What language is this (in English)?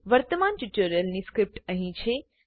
Gujarati